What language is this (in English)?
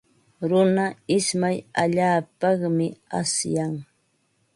Ambo-Pasco Quechua